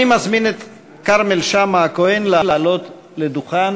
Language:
Hebrew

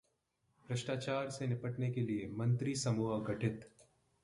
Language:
Hindi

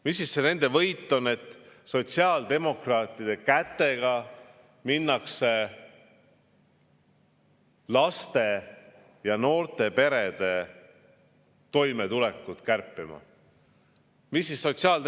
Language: Estonian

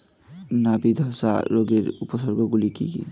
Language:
Bangla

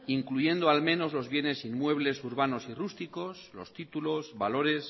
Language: Spanish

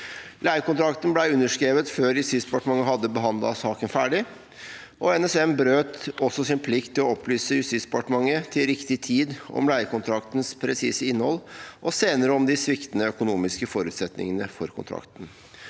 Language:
Norwegian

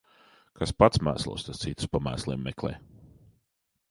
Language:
Latvian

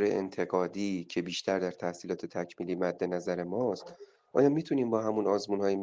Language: Persian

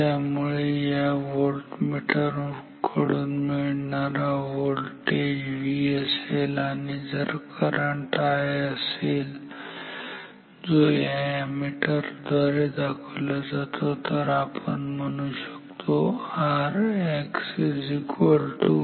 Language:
Marathi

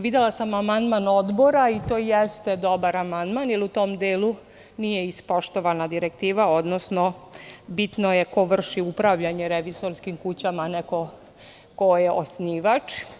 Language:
Serbian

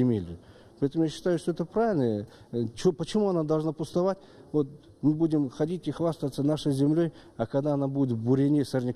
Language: Russian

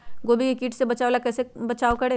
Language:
Magahi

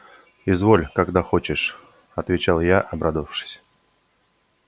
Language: Russian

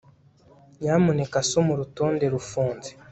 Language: Kinyarwanda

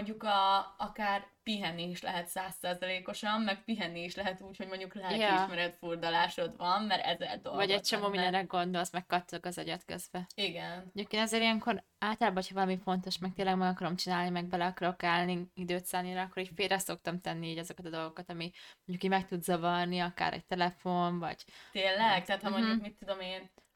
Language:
Hungarian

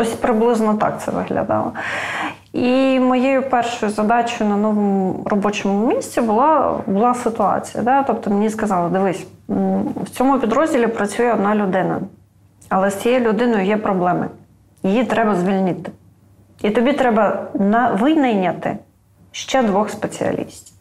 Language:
Ukrainian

